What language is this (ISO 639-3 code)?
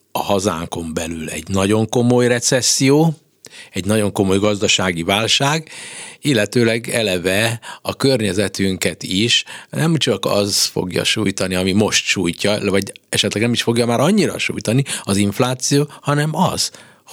hun